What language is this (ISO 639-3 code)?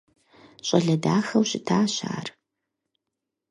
kbd